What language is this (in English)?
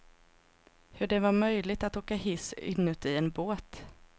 Swedish